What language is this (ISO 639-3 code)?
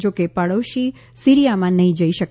guj